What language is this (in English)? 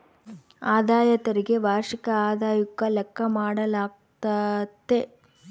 Kannada